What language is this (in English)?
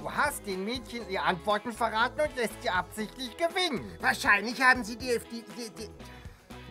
German